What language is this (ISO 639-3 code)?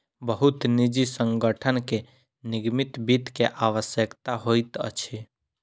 mai